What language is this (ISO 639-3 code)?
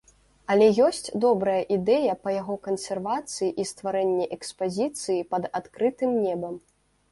bel